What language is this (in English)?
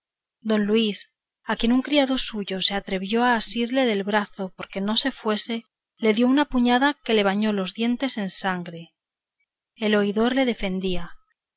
Spanish